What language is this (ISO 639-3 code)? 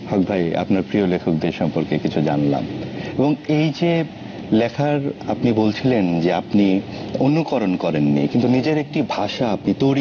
ben